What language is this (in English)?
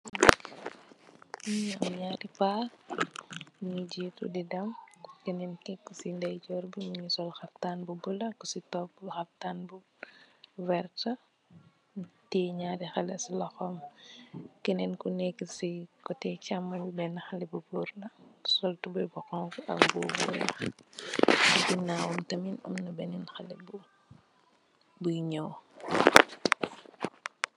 Wolof